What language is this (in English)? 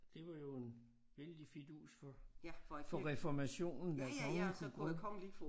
Danish